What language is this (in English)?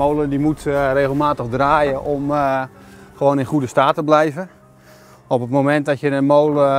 Dutch